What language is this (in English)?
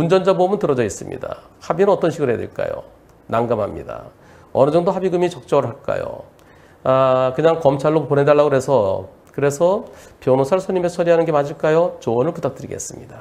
Korean